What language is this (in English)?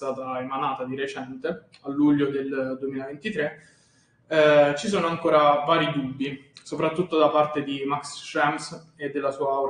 Italian